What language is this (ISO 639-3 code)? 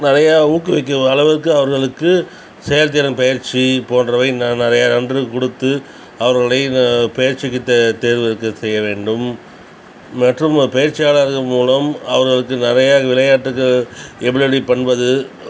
tam